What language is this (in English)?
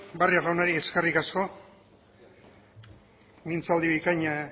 Basque